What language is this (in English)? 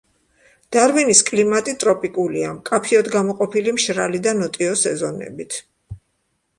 Georgian